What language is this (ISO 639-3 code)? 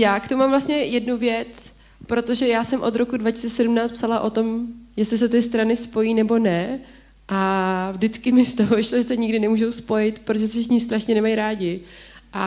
ces